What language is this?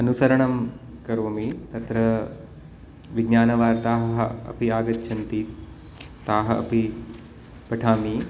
Sanskrit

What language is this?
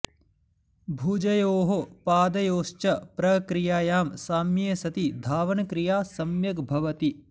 Sanskrit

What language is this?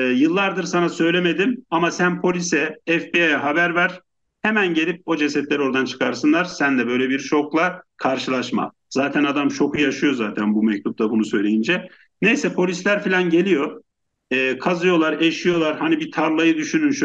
Turkish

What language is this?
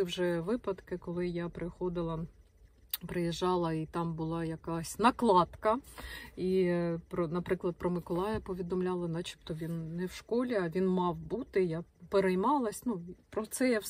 Ukrainian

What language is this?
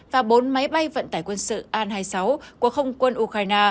Vietnamese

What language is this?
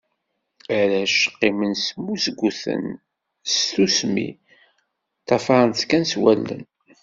Kabyle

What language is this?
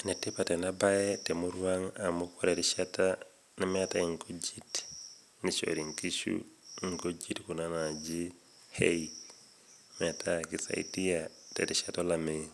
Masai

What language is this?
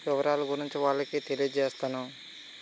Telugu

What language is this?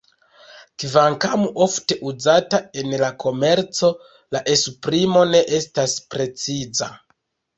Esperanto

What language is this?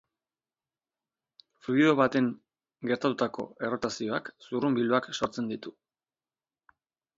Basque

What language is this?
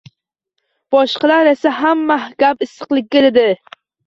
Uzbek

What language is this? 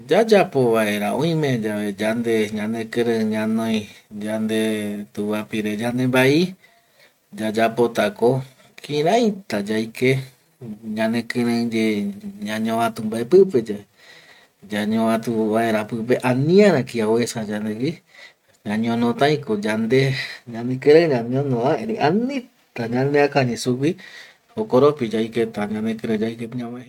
Eastern Bolivian Guaraní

